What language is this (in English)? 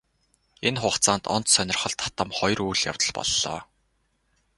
Mongolian